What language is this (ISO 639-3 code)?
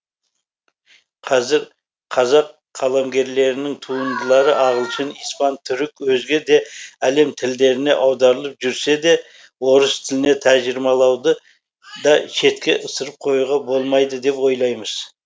kaz